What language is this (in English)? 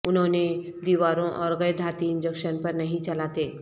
Urdu